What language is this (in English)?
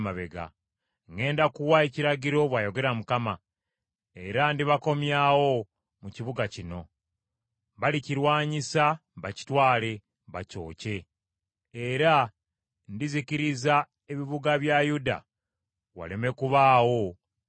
Ganda